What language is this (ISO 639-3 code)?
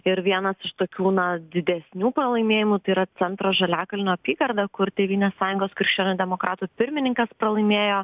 lit